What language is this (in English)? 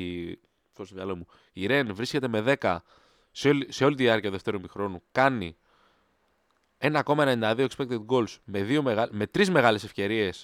Greek